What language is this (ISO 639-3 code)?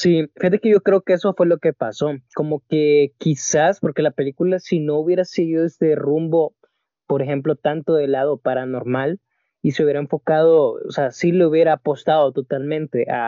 spa